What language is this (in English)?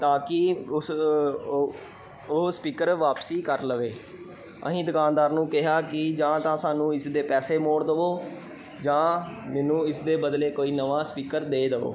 Punjabi